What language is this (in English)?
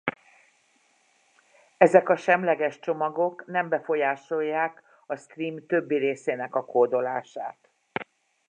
Hungarian